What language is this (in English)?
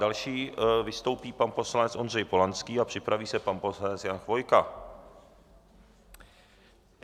Czech